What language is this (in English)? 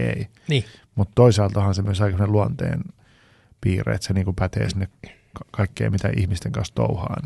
Finnish